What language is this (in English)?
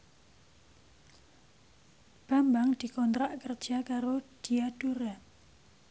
Javanese